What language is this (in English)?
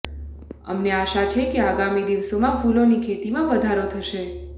Gujarati